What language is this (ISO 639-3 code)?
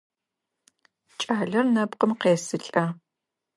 ady